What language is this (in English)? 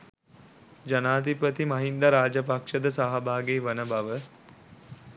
Sinhala